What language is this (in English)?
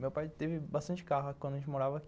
Portuguese